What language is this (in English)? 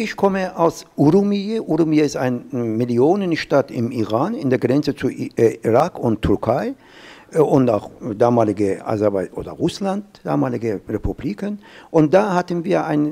German